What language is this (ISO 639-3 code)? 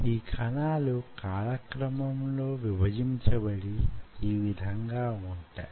tel